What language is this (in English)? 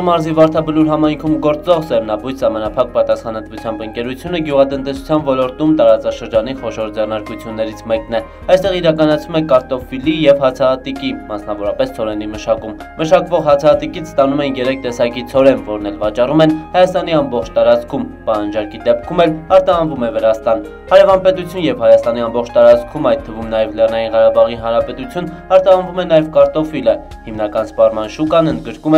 Romanian